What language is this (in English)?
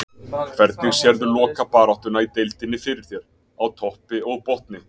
Icelandic